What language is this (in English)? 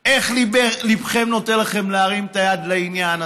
Hebrew